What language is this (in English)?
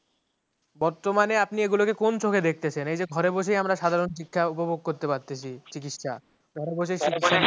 Bangla